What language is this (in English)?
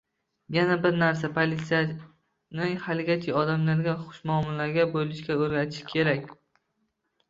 Uzbek